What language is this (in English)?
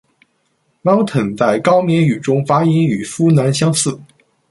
Chinese